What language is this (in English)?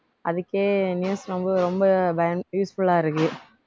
Tamil